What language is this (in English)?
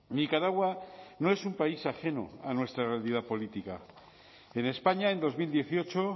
Spanish